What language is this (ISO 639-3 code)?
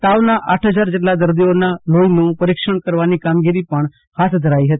guj